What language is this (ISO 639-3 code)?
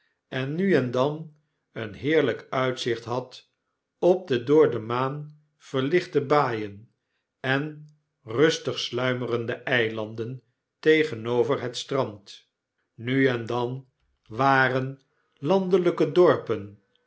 nld